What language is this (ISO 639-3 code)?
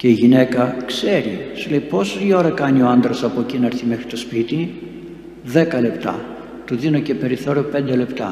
ell